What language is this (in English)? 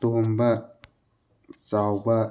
Manipuri